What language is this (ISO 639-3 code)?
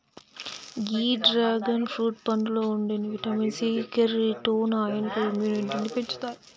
tel